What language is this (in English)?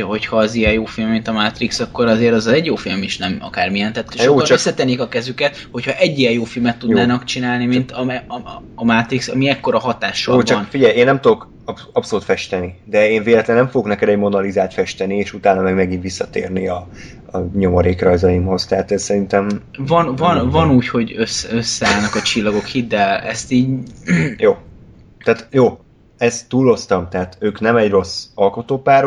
Hungarian